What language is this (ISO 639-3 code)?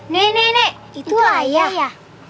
ind